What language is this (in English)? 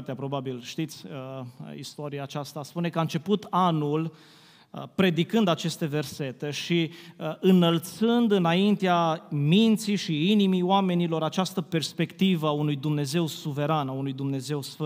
Romanian